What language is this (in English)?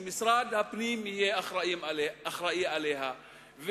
Hebrew